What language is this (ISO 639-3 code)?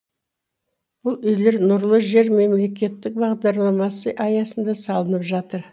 kaz